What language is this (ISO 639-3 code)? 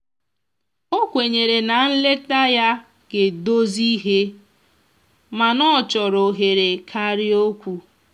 ibo